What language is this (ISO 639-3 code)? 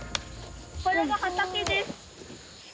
jpn